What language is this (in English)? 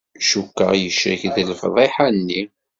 Kabyle